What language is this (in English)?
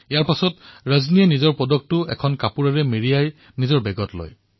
Assamese